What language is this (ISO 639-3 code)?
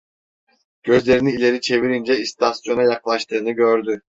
tur